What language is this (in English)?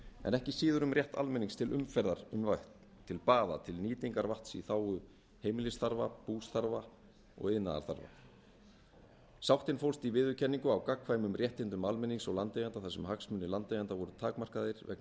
Icelandic